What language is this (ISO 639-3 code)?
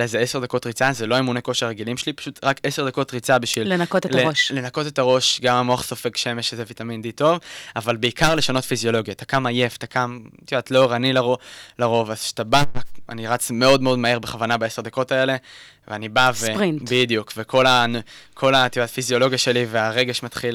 heb